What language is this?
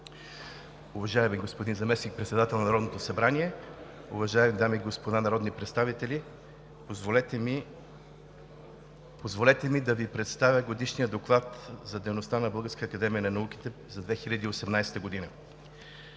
Bulgarian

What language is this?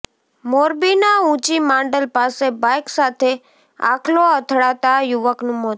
Gujarati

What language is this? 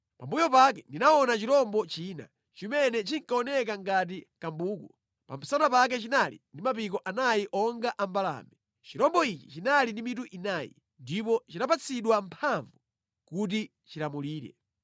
Nyanja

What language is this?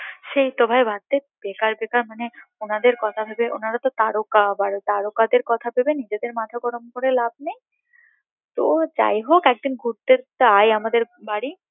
Bangla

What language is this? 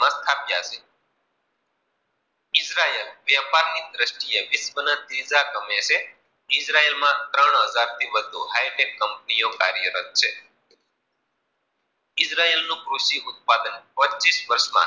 Gujarati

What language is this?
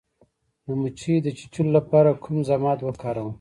Pashto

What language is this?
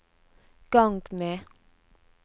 Norwegian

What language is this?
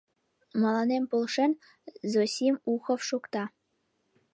Mari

